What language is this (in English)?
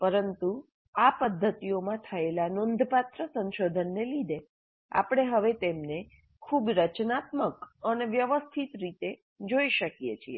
Gujarati